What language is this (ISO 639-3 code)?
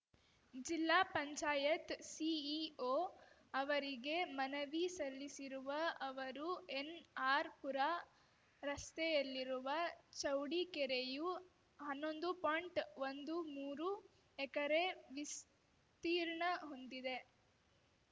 kan